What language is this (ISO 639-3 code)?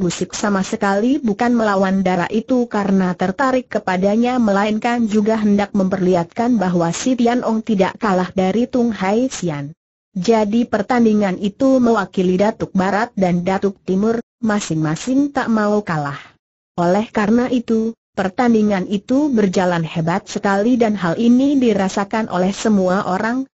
ind